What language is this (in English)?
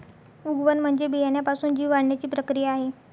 Marathi